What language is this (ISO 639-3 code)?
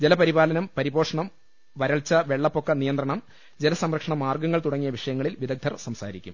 mal